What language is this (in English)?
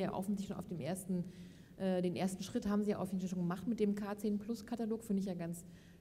German